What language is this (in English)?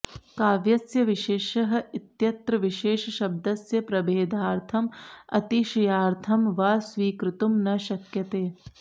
Sanskrit